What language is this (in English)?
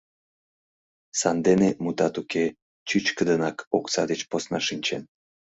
Mari